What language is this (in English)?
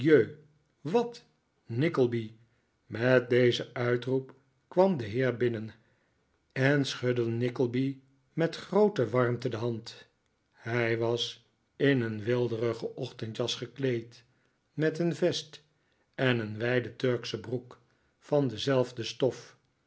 Dutch